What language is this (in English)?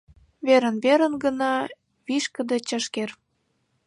Mari